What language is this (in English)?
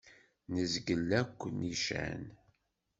Kabyle